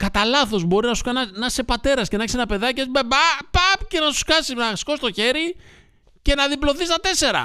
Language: Greek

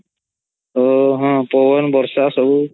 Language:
Odia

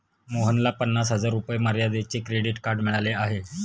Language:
Marathi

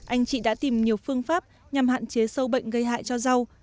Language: Vietnamese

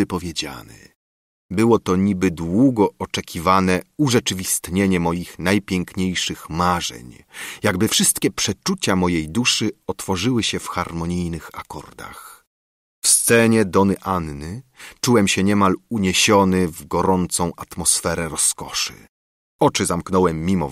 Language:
Polish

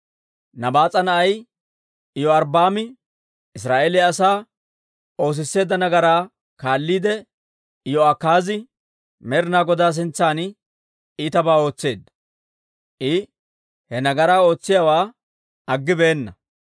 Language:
Dawro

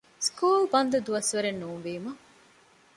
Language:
Divehi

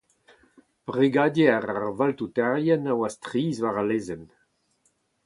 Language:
Breton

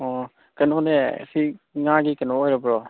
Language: Manipuri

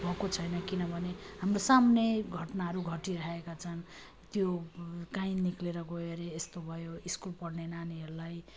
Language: Nepali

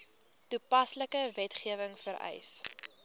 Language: Afrikaans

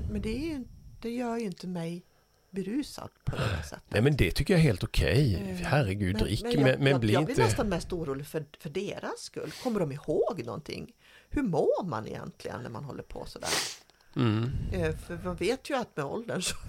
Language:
Swedish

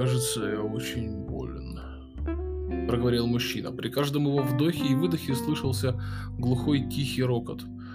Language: Russian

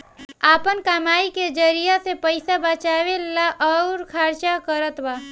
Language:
Bhojpuri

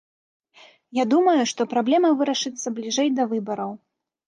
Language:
Belarusian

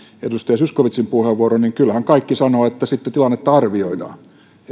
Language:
Finnish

